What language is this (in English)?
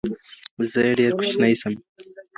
Pashto